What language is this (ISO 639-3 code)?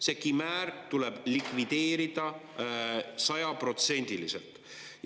est